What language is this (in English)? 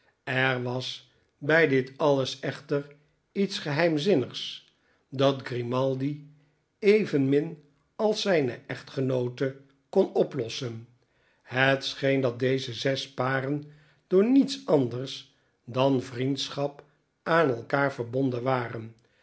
Dutch